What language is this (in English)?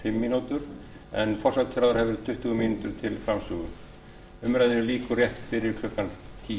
Icelandic